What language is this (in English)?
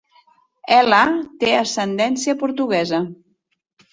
Catalan